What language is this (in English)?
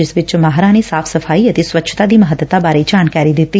Punjabi